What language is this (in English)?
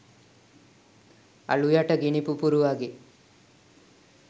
Sinhala